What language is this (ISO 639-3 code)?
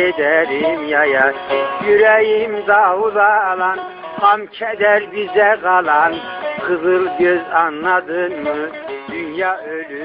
tur